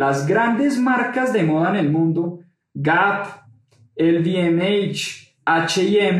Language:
Spanish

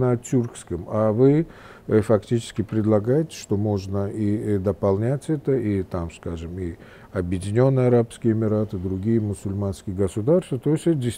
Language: Russian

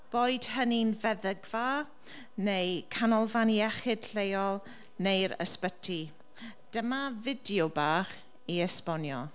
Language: Welsh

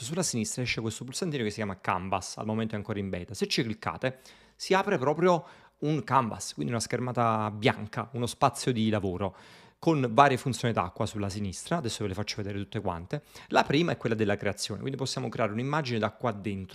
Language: Italian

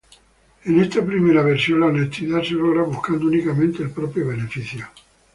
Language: Spanish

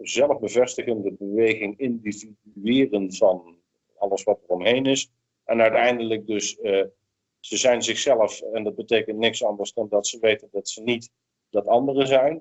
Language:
Dutch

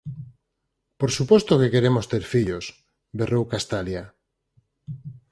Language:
Galician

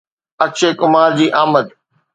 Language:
Sindhi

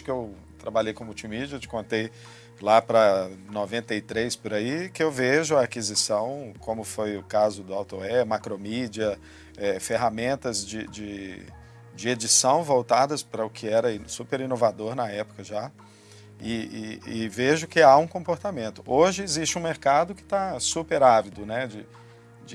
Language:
Portuguese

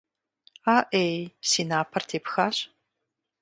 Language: Kabardian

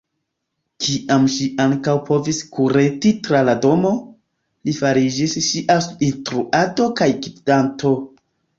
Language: Esperanto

